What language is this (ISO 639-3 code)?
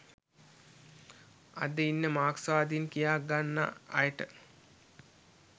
sin